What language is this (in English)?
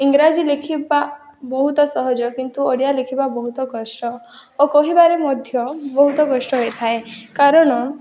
Odia